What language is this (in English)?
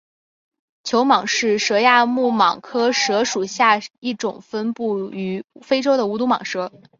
Chinese